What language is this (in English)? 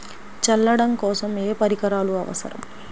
Telugu